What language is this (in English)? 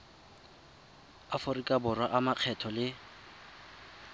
Tswana